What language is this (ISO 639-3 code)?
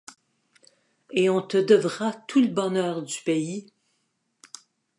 fra